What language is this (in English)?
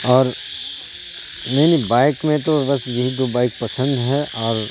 Urdu